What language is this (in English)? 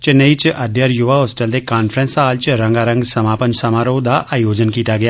Dogri